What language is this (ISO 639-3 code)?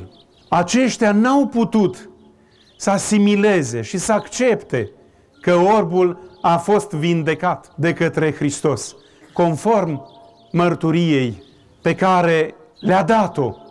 ron